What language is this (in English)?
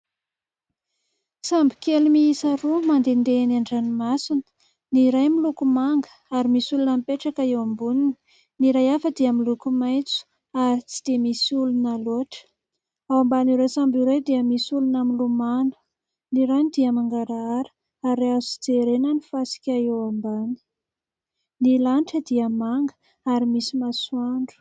Malagasy